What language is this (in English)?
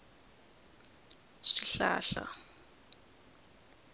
Tsonga